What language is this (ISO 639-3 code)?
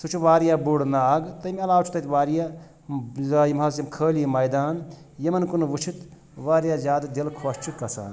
kas